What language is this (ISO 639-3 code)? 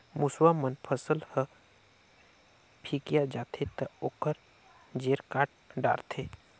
hne